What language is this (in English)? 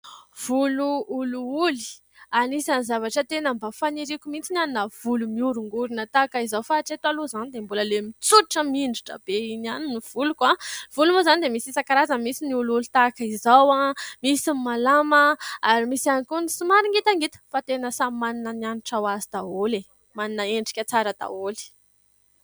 Malagasy